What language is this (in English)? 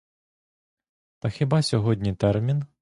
Ukrainian